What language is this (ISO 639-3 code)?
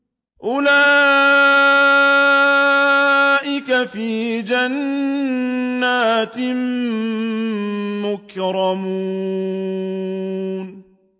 ara